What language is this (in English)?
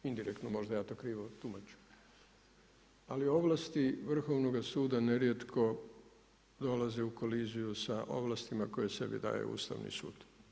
Croatian